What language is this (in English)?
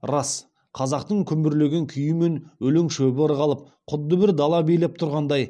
Kazakh